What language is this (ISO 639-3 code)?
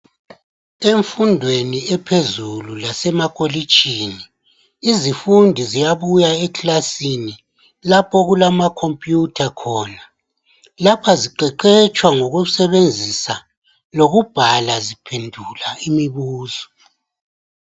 nde